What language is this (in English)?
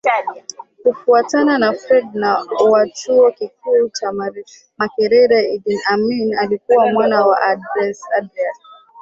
Swahili